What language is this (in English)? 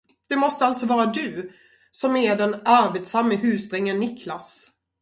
Swedish